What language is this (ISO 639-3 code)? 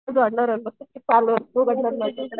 mar